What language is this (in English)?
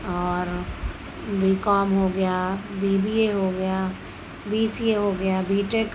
Urdu